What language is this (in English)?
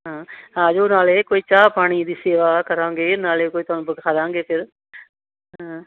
Punjabi